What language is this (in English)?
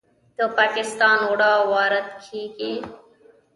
Pashto